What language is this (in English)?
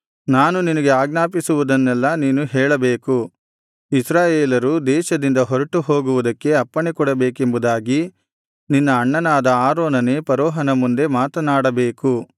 Kannada